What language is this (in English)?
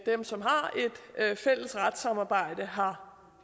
Danish